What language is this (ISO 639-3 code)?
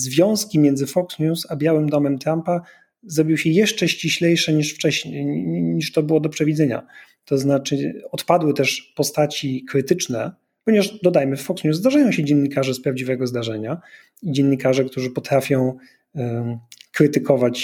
pol